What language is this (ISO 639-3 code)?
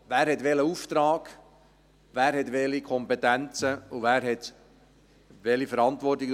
gsw